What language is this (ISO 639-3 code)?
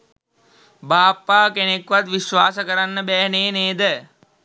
sin